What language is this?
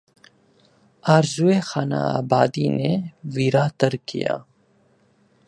Urdu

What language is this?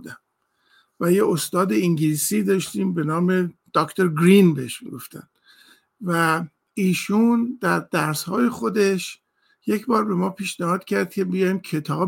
Persian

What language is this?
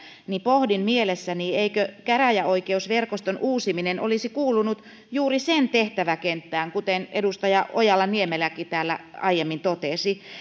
Finnish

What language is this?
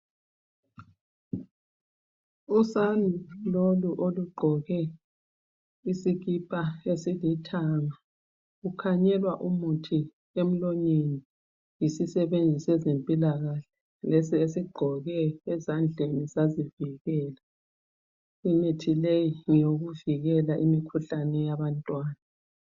North Ndebele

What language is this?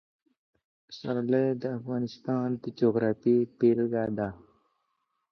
Pashto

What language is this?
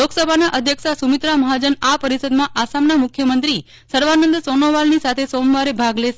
Gujarati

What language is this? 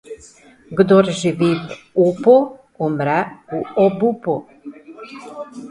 Slovenian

